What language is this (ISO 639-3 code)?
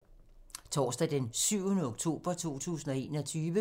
dan